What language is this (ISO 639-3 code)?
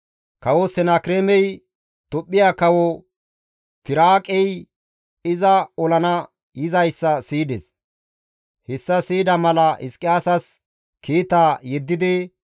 gmv